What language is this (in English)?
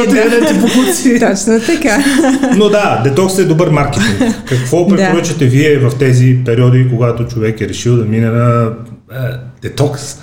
Bulgarian